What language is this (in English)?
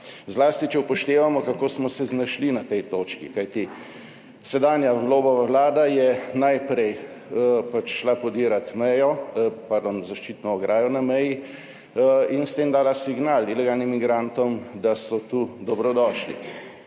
Slovenian